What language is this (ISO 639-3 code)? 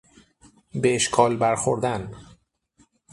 fas